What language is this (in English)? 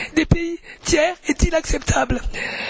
French